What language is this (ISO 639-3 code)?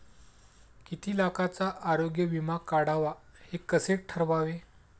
mar